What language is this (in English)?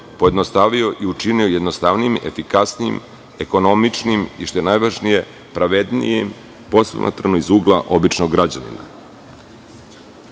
Serbian